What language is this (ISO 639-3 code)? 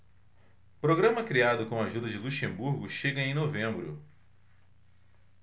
por